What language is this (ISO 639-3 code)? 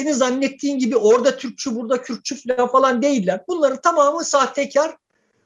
tur